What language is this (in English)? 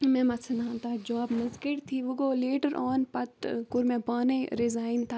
Kashmiri